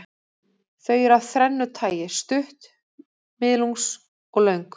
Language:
Icelandic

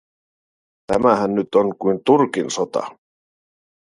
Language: Finnish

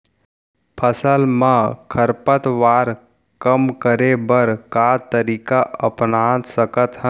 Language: Chhattisgarhi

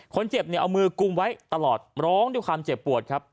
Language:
Thai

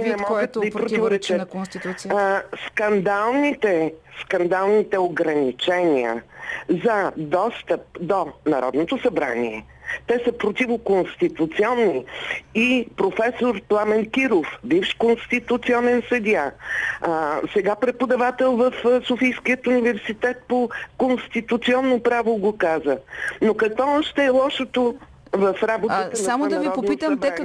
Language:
Bulgarian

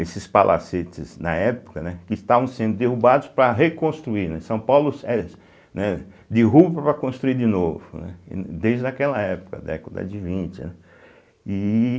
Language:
Portuguese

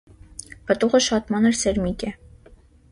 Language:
Armenian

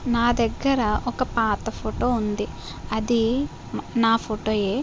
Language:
Telugu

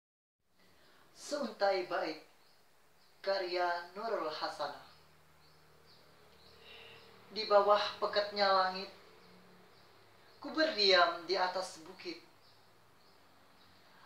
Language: Indonesian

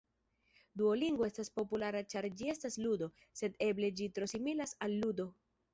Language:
Esperanto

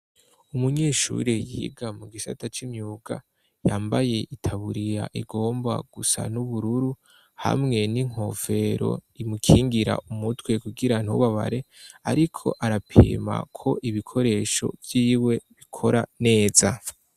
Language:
Rundi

